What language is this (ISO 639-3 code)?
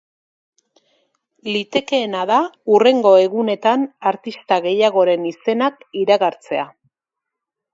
eus